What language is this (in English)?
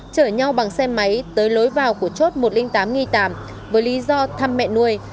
Vietnamese